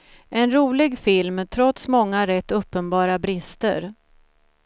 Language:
Swedish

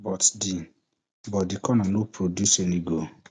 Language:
Nigerian Pidgin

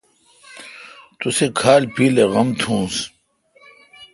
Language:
Kalkoti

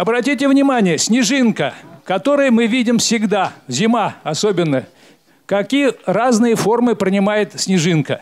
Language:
Russian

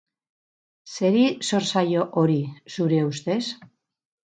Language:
Basque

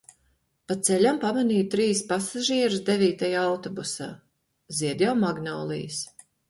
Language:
Latvian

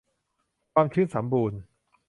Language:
Thai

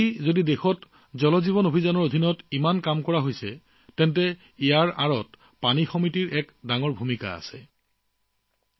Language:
Assamese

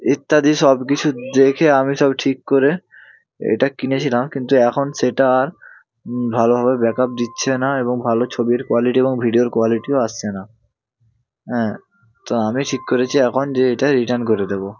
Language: Bangla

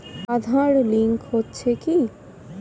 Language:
Bangla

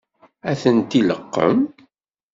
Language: Kabyle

